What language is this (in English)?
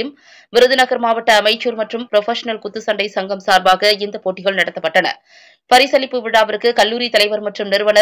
Romanian